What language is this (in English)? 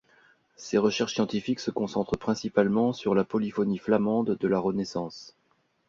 French